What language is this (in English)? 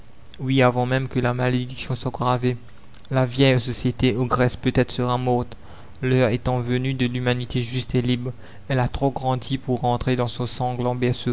French